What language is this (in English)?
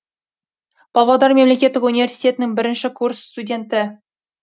Kazakh